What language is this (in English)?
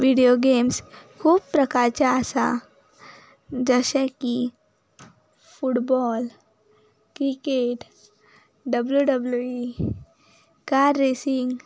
Konkani